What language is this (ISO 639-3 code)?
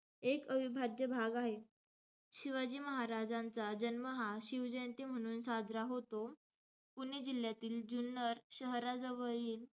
mar